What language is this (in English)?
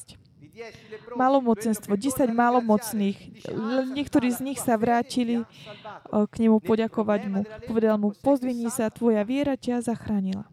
Slovak